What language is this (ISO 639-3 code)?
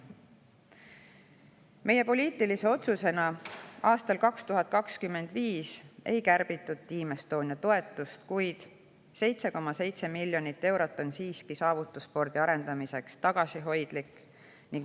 est